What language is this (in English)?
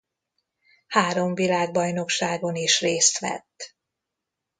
Hungarian